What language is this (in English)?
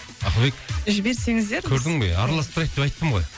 Kazakh